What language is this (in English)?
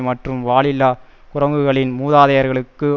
Tamil